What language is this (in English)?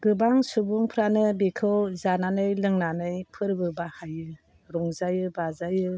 Bodo